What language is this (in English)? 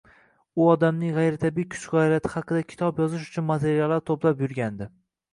Uzbek